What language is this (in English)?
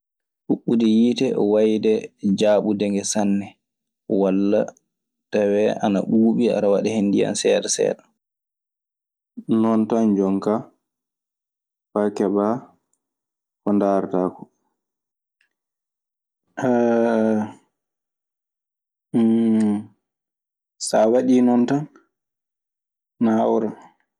Maasina Fulfulde